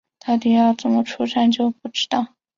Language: Chinese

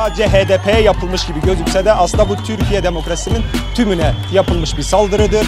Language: Turkish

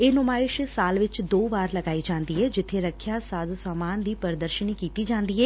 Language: Punjabi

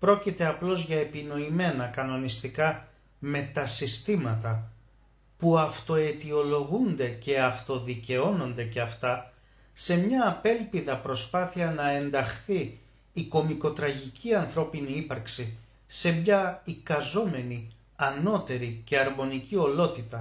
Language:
Greek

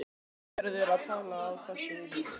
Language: Icelandic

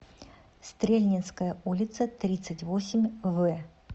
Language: Russian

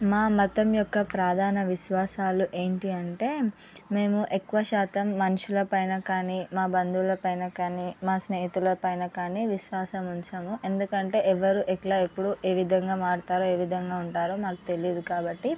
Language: Telugu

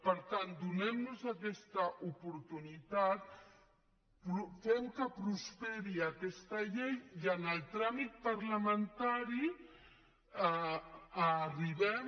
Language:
Catalan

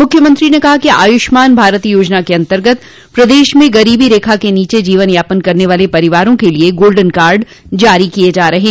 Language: Hindi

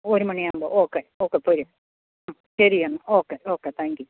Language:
Malayalam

